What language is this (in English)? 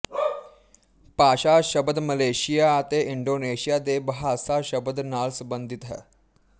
Punjabi